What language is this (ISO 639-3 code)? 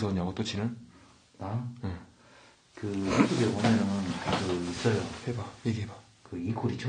kor